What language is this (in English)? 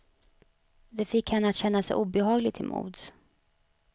Swedish